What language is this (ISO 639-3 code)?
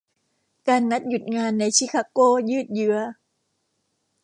tha